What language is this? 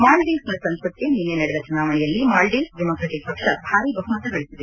Kannada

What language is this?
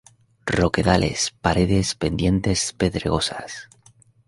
Spanish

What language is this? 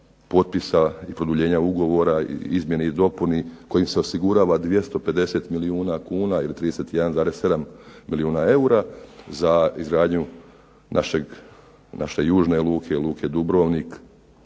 Croatian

